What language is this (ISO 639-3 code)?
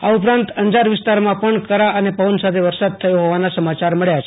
guj